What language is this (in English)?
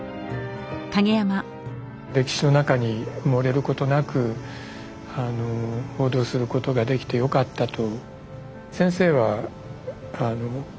Japanese